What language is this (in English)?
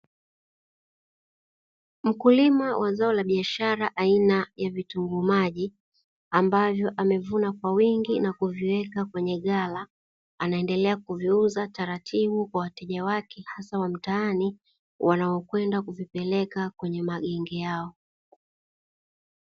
Swahili